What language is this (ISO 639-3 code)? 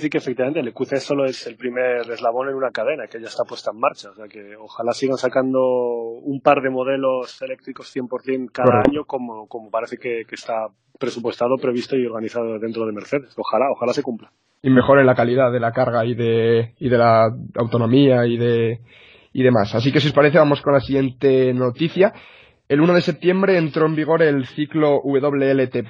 spa